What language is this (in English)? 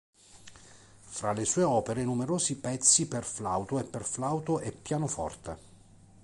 Italian